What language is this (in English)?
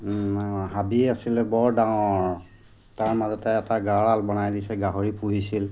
Assamese